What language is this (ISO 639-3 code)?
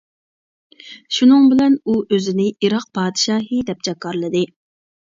uig